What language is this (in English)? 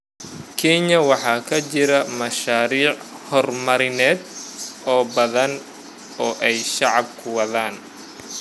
Somali